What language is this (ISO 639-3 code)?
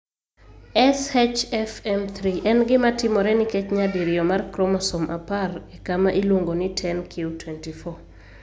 luo